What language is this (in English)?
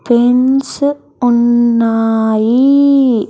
Telugu